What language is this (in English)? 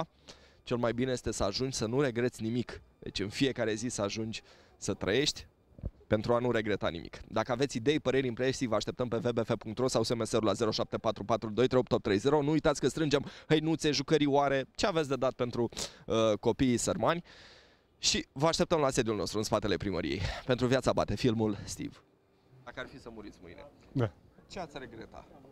Romanian